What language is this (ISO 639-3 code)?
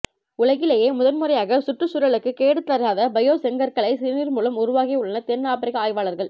tam